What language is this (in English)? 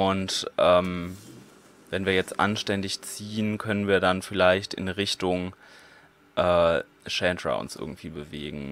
German